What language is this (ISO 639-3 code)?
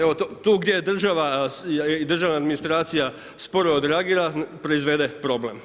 hrv